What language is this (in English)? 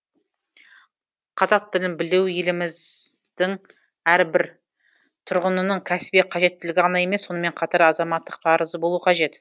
Kazakh